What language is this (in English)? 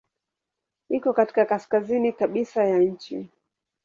Swahili